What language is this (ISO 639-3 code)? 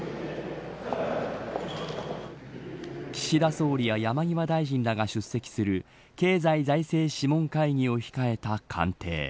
jpn